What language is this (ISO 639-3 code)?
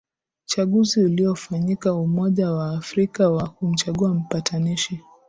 swa